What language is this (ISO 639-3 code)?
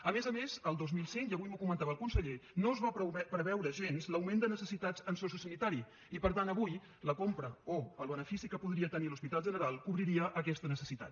cat